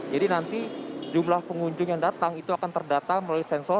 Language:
Indonesian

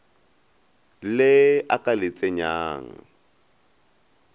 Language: Northern Sotho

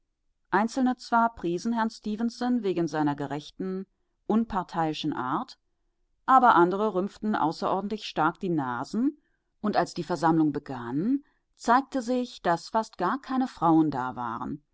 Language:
German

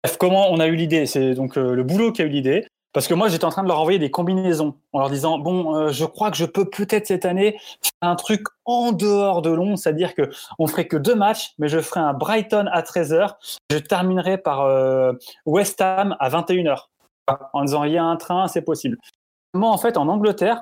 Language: French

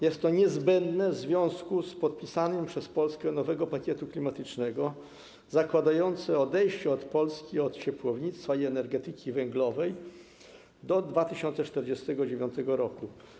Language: Polish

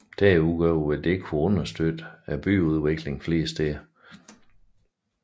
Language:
Danish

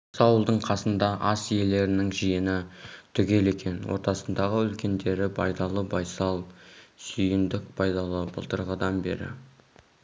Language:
Kazakh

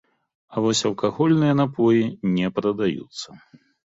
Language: Belarusian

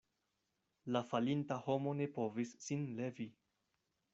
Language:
Esperanto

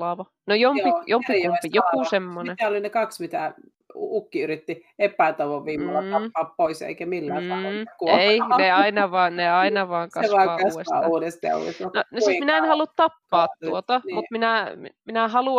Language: Finnish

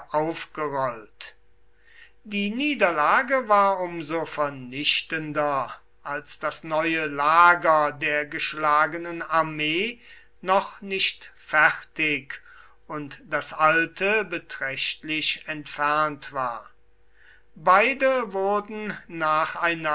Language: German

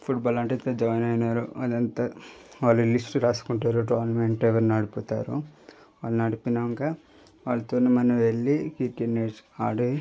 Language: Telugu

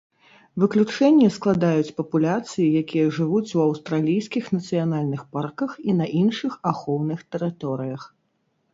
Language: Belarusian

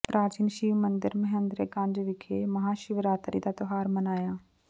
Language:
Punjabi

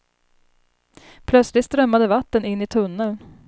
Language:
Swedish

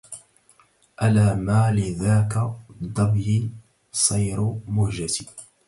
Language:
Arabic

